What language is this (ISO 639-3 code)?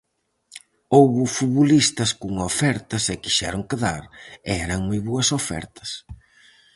glg